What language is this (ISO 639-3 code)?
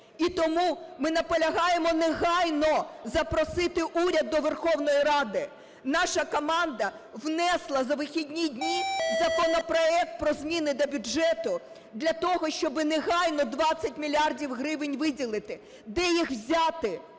ukr